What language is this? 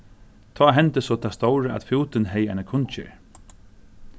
Faroese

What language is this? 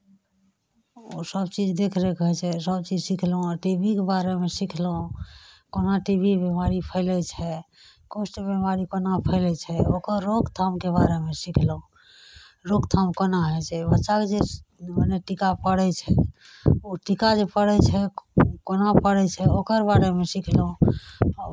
Maithili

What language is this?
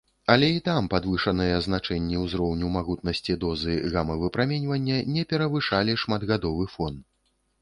Belarusian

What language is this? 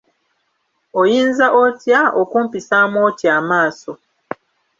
Ganda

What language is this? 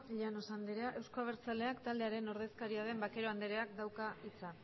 Basque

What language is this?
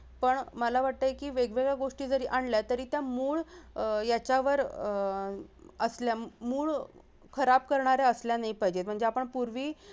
Marathi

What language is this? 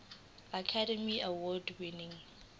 Zulu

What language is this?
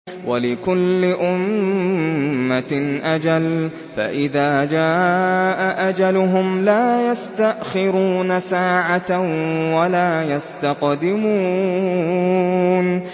Arabic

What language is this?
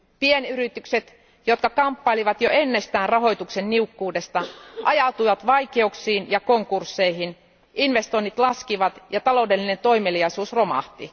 Finnish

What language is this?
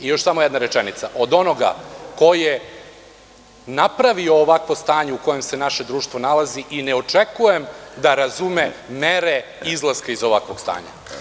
Serbian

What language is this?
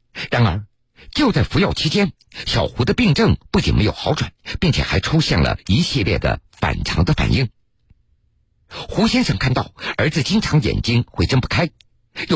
Chinese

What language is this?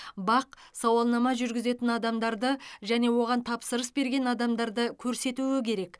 Kazakh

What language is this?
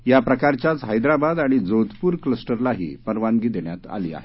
Marathi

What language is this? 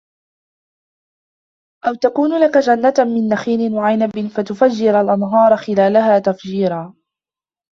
Arabic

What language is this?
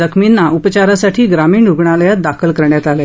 Marathi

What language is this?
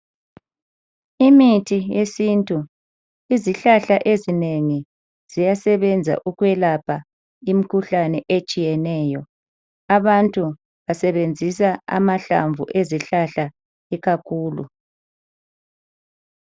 North Ndebele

